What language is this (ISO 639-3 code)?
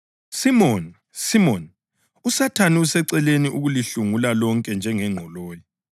nde